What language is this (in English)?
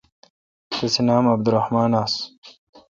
Kalkoti